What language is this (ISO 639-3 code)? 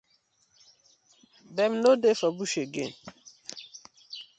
pcm